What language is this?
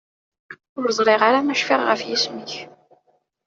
Kabyle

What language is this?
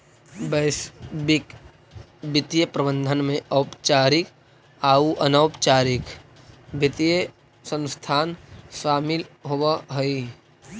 Magahi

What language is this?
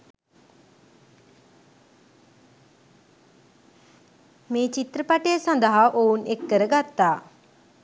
Sinhala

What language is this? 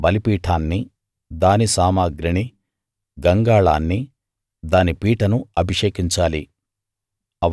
Telugu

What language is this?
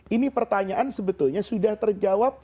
Indonesian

